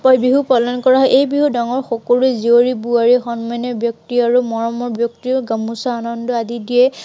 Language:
Assamese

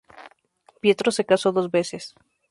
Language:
Spanish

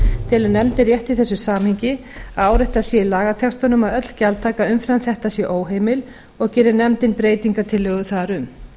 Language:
Icelandic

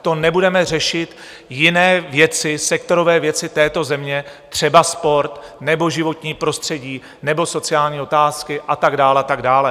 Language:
Czech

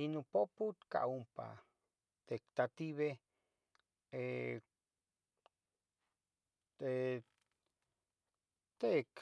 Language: Tetelcingo Nahuatl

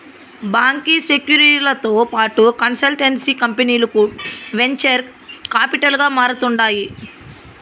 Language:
Telugu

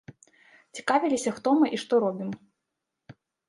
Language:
Belarusian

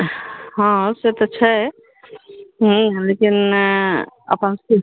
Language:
Maithili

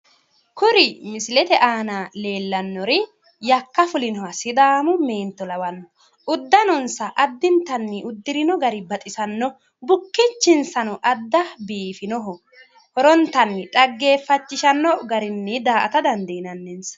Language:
Sidamo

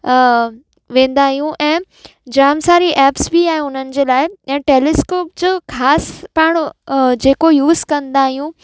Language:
Sindhi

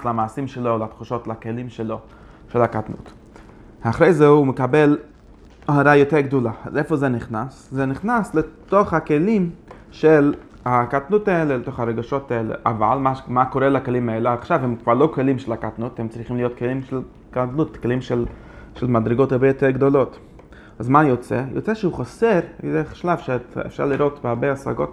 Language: Hebrew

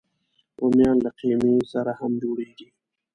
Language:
Pashto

